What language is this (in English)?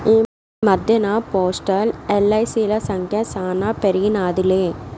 Telugu